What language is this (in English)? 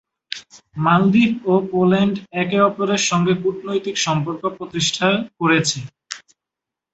Bangla